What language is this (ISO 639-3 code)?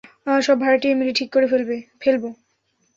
ben